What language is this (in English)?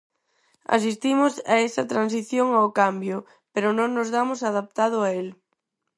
Galician